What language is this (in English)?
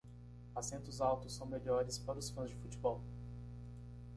Portuguese